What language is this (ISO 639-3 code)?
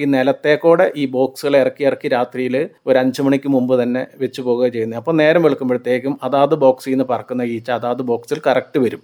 mal